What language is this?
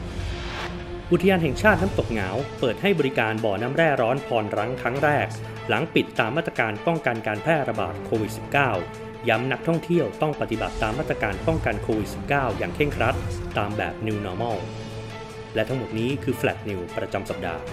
Thai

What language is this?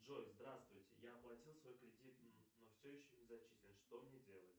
Russian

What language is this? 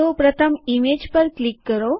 Gujarati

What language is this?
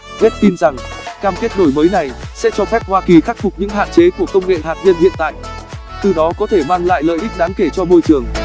Vietnamese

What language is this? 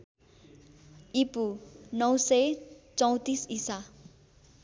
Nepali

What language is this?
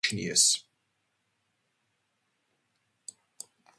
Georgian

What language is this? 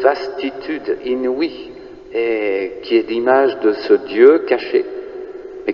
French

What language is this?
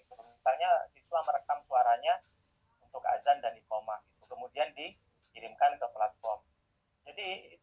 Indonesian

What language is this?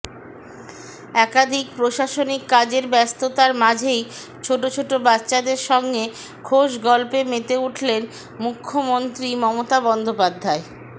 Bangla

